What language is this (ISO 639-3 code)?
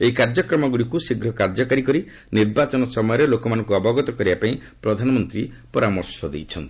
ori